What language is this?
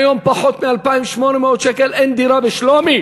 Hebrew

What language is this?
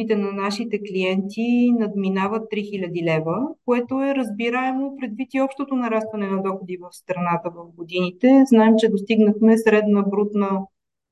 Bulgarian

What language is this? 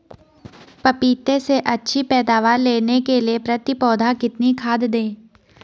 Hindi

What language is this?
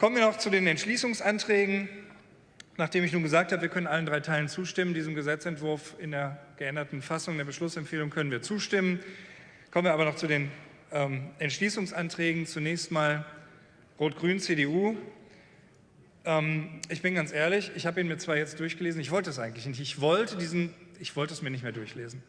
German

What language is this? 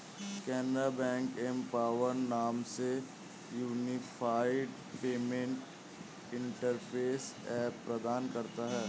Hindi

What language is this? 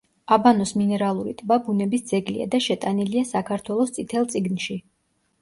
Georgian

